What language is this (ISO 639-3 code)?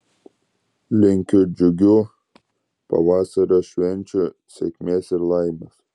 lit